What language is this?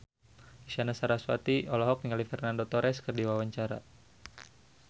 Sundanese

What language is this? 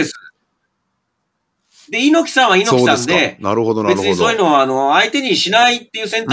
Japanese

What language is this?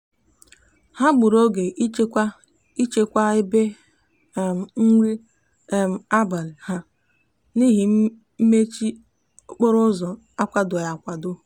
Igbo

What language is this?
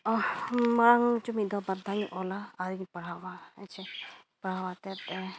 Santali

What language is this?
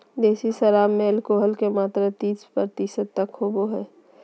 Magahi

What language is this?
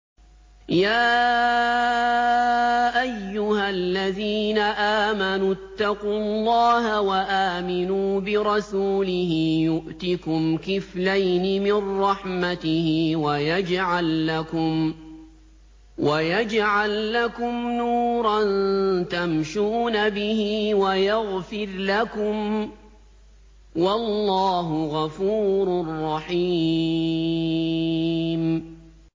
Arabic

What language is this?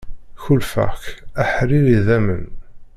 Kabyle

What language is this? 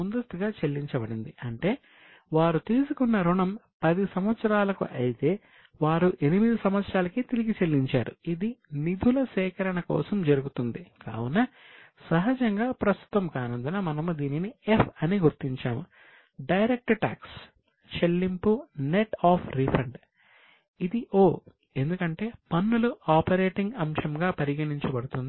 Telugu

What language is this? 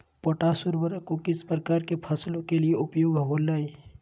Magahi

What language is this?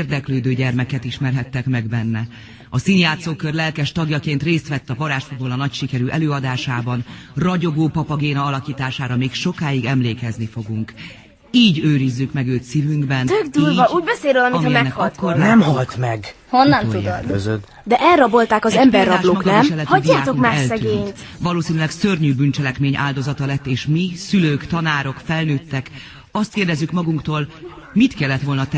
Hungarian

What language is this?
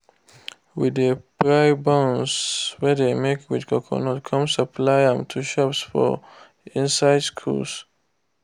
Nigerian Pidgin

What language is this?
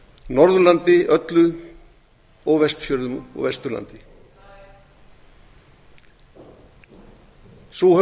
Icelandic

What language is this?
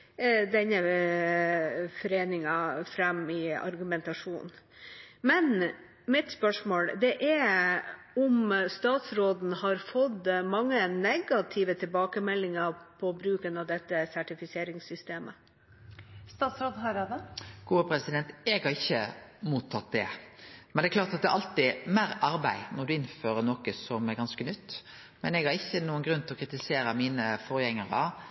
Norwegian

